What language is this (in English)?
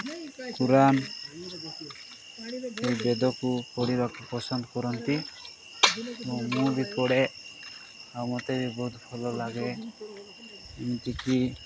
Odia